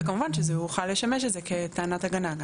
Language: Hebrew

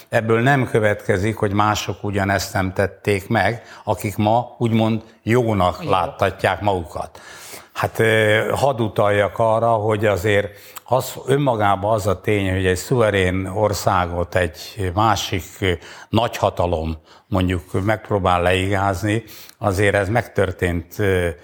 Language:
Hungarian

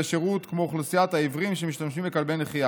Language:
Hebrew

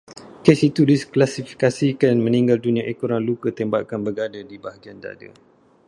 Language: Malay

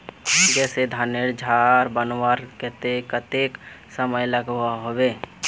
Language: Magahi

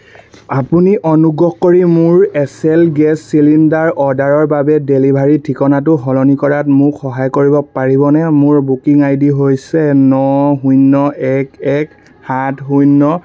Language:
Assamese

